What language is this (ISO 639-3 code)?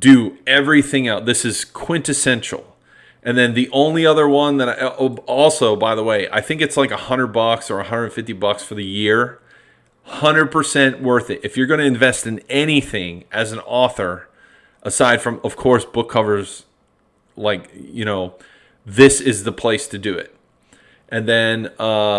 eng